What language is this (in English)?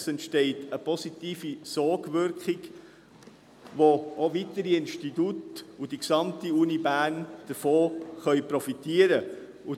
Swiss German